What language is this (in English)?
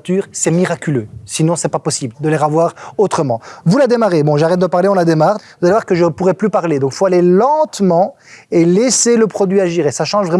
French